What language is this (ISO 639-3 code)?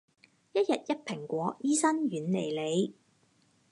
yue